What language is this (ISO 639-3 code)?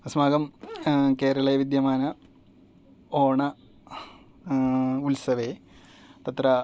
san